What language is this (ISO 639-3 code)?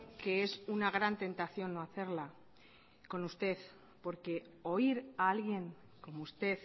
spa